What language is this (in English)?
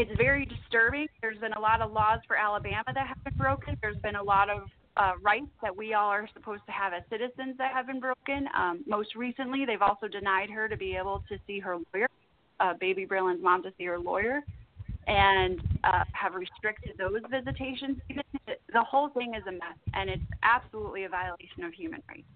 English